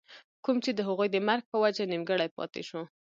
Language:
Pashto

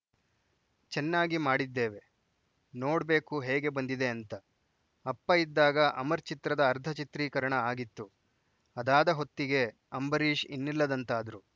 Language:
Kannada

